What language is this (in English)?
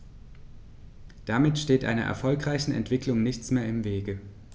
German